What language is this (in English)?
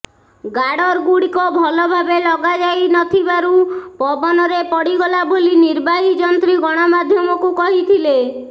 Odia